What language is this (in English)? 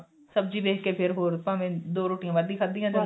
Punjabi